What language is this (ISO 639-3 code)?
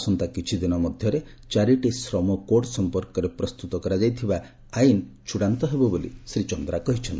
ori